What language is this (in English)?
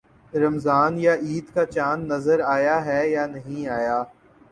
Urdu